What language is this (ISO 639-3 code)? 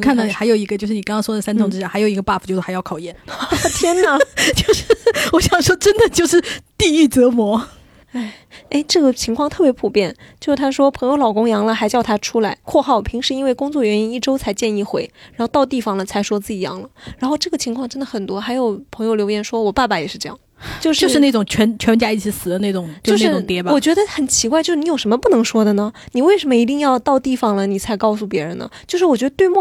zho